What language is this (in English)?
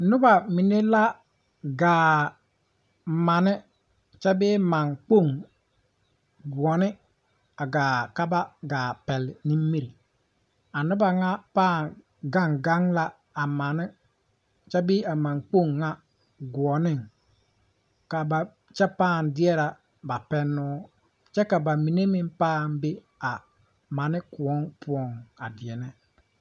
Southern Dagaare